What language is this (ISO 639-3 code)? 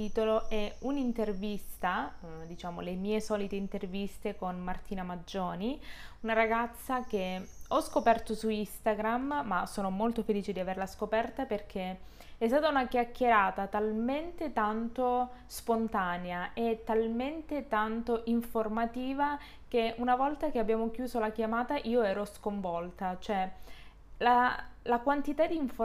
ita